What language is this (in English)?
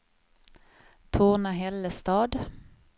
Swedish